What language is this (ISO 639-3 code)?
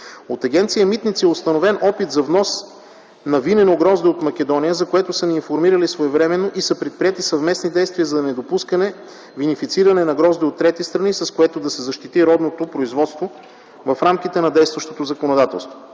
bul